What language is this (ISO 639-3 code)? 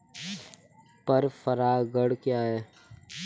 hin